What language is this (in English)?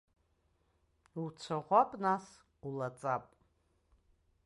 Abkhazian